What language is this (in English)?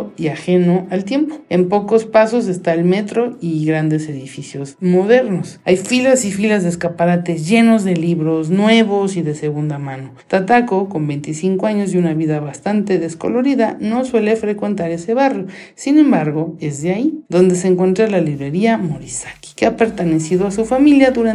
Spanish